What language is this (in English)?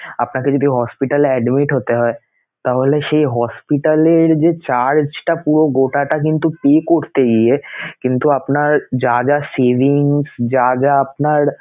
Bangla